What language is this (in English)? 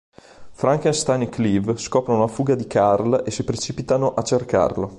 Italian